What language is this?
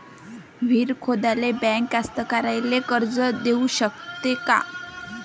Marathi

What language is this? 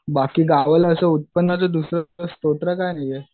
Marathi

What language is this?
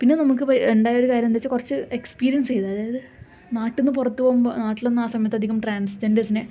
Malayalam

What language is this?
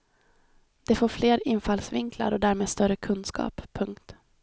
Swedish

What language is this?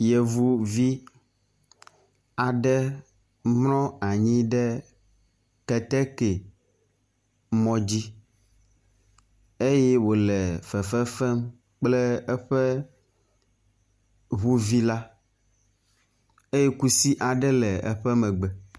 Ewe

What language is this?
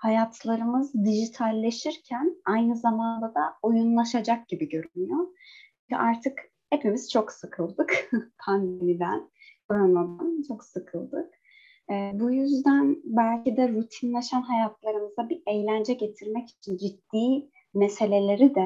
Turkish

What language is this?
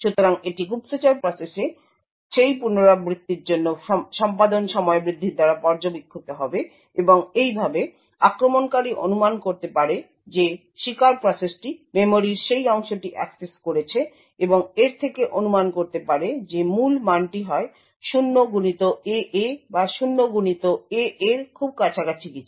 Bangla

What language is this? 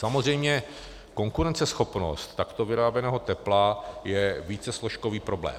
Czech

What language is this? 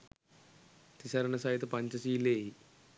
Sinhala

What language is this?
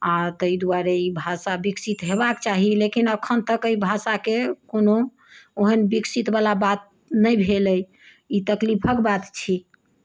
Maithili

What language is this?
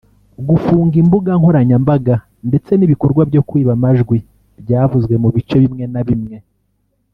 Kinyarwanda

